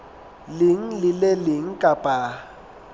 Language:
Southern Sotho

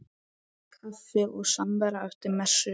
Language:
Icelandic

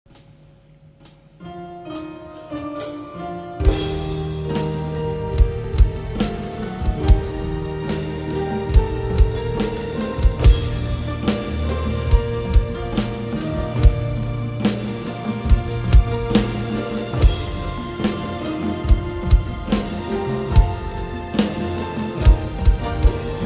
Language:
Indonesian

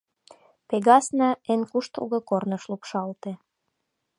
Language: Mari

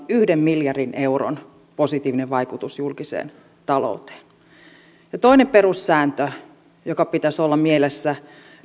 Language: Finnish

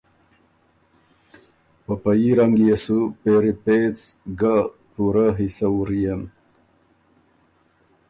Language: Ormuri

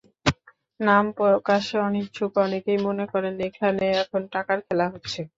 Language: Bangla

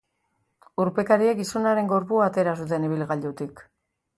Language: Basque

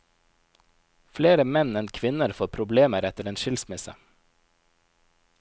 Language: Norwegian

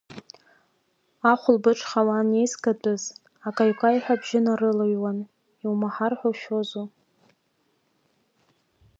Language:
Abkhazian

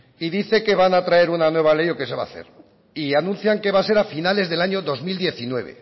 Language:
Spanish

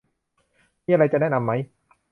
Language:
Thai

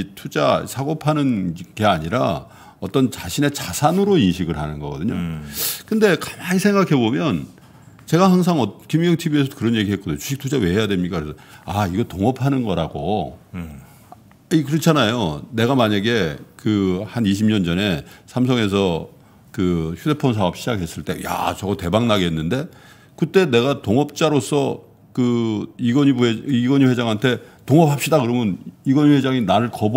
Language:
Korean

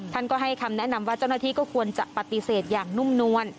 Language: Thai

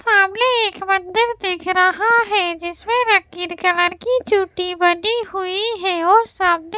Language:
Hindi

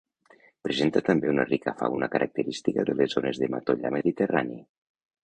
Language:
Catalan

